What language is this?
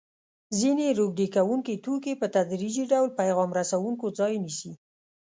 Pashto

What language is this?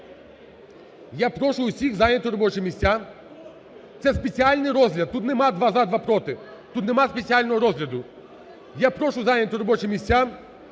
Ukrainian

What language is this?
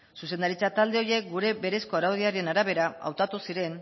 Basque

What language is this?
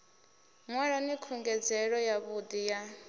Venda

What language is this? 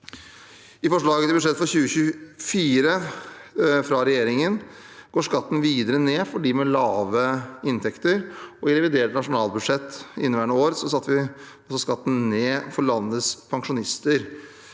Norwegian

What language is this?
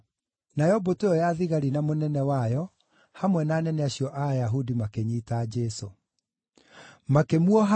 Kikuyu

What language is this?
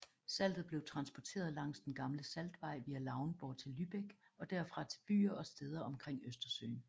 Danish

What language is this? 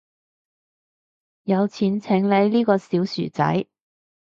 Cantonese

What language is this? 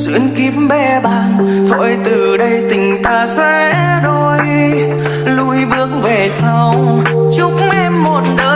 Vietnamese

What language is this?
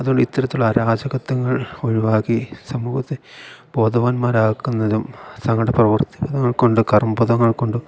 Malayalam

